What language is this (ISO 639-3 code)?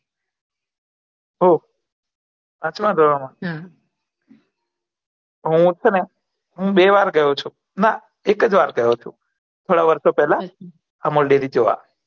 guj